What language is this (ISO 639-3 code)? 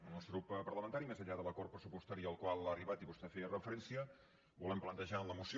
cat